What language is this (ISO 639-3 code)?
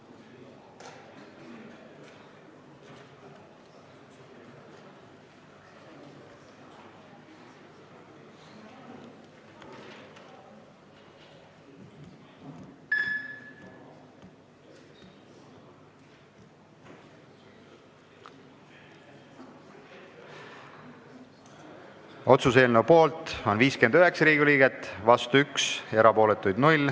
est